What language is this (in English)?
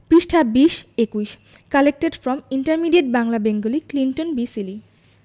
Bangla